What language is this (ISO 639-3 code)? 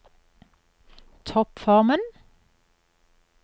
nor